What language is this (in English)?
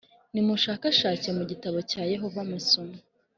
Kinyarwanda